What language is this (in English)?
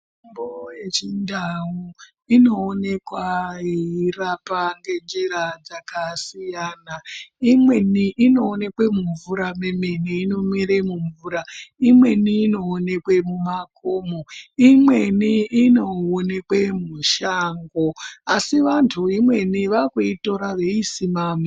Ndau